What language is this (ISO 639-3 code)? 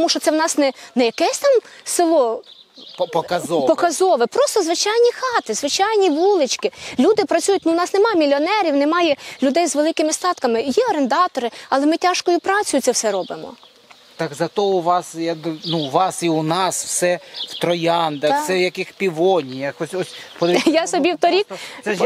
ukr